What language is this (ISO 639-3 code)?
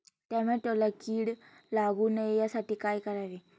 mar